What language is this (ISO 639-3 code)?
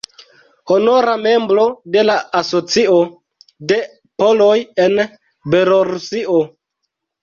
epo